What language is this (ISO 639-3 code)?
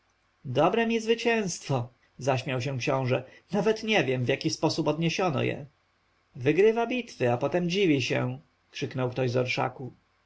pol